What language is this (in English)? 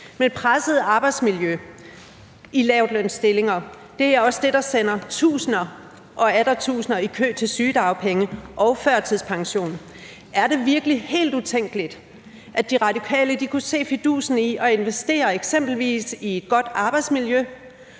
Danish